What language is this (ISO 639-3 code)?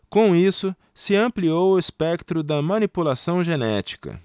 por